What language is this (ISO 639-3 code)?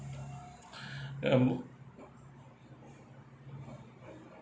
eng